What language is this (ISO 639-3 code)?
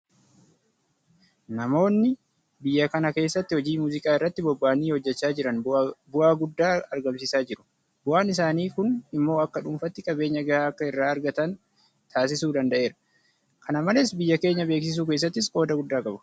orm